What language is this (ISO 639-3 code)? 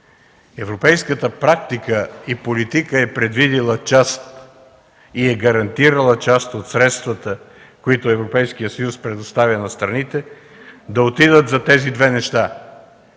bul